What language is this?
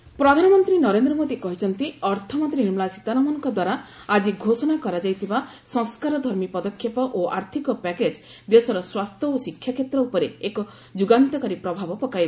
Odia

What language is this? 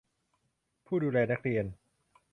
Thai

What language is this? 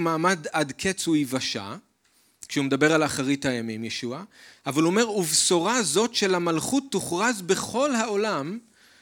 Hebrew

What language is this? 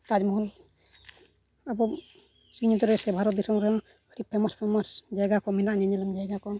Santali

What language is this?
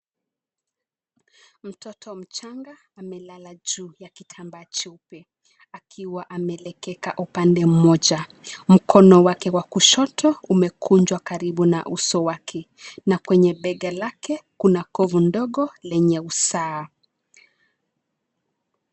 Swahili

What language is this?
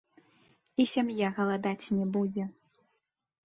Belarusian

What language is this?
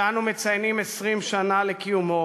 Hebrew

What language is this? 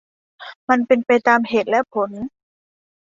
Thai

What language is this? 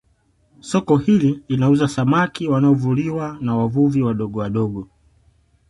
Swahili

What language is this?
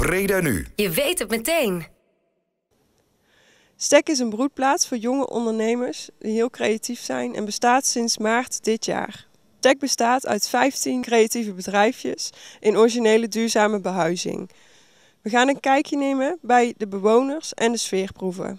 Dutch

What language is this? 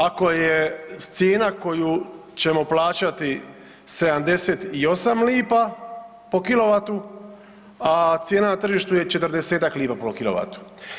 Croatian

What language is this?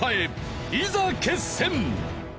Japanese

